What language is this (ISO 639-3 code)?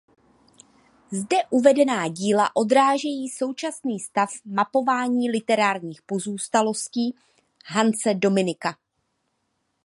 ces